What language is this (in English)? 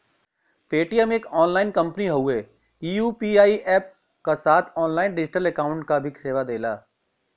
Bhojpuri